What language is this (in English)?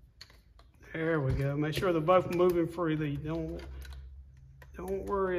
English